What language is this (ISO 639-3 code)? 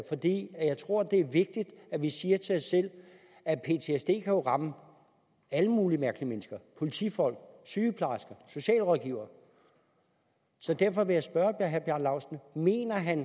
dan